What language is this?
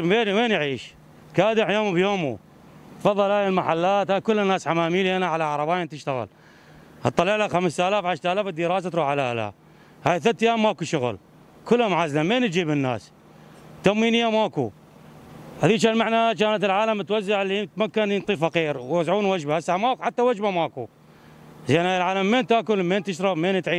Arabic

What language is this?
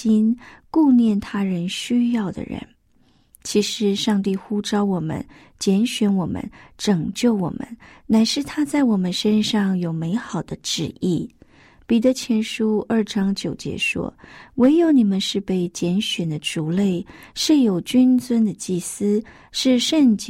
Chinese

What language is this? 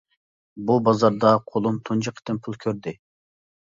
Uyghur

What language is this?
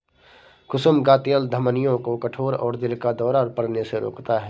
Hindi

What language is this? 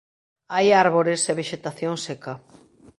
Galician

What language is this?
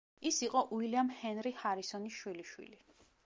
Georgian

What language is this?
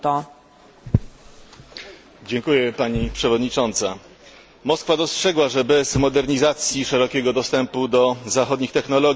Polish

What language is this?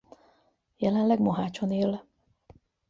Hungarian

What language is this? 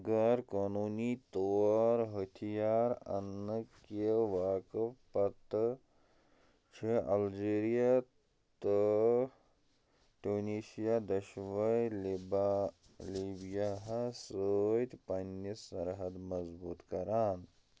Kashmiri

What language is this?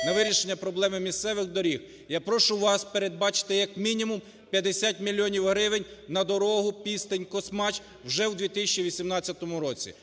Ukrainian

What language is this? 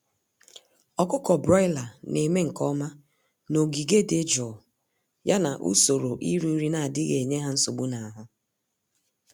Igbo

